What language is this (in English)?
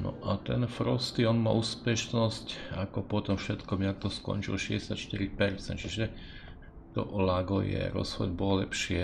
Czech